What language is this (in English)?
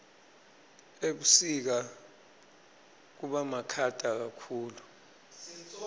Swati